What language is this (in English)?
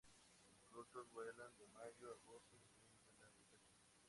Spanish